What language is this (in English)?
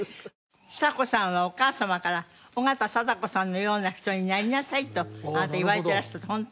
Japanese